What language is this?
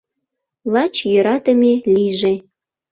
Mari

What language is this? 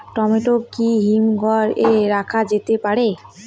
Bangla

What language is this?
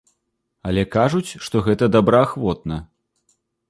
Belarusian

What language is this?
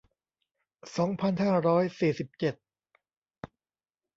Thai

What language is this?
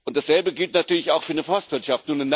German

